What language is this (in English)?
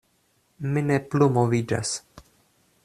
Esperanto